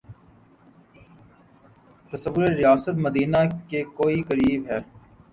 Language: Urdu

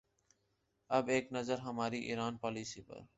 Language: Urdu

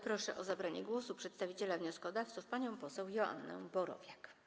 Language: Polish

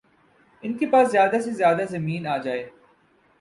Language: Urdu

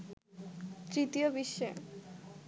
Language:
Bangla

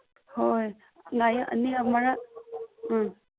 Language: Manipuri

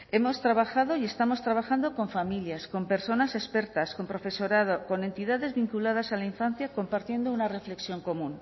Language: Spanish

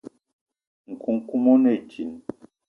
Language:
Eton (Cameroon)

